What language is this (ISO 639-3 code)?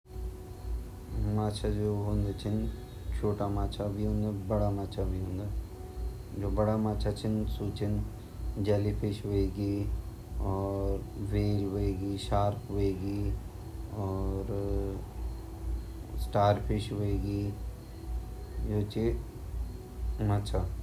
gbm